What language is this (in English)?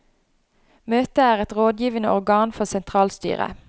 Norwegian